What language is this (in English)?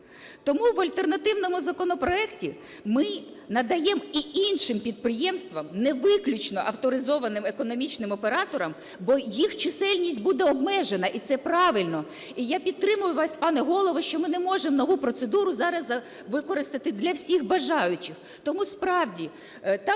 Ukrainian